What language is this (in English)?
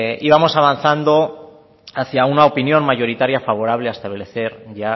Spanish